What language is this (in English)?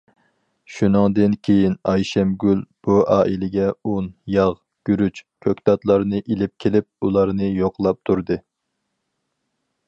Uyghur